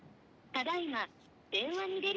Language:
Japanese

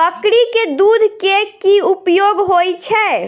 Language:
Maithili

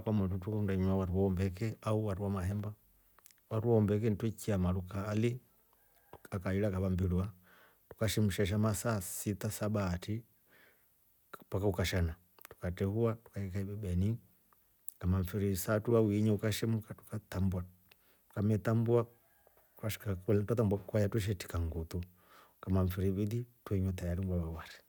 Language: Rombo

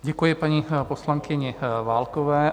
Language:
Czech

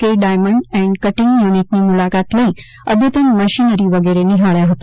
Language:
Gujarati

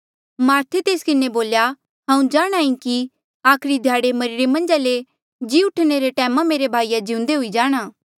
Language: Mandeali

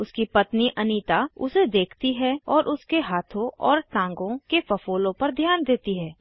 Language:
Hindi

